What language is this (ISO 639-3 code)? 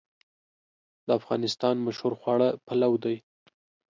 pus